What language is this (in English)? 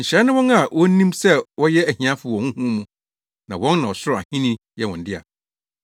Akan